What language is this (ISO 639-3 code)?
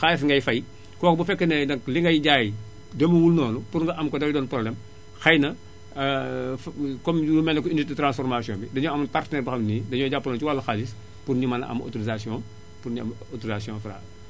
wol